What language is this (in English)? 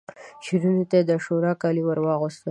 Pashto